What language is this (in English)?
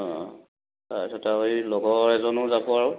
Assamese